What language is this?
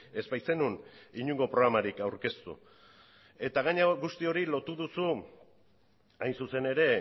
Basque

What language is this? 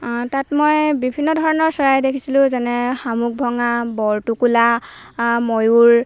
Assamese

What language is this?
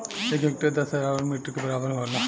Bhojpuri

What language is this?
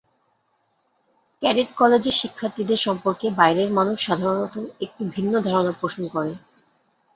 Bangla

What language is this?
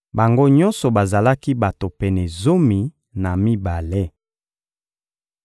Lingala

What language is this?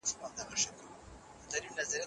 Pashto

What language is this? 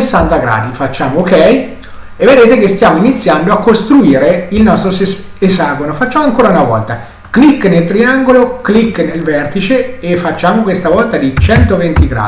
Italian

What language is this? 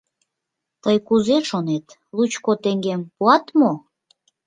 Mari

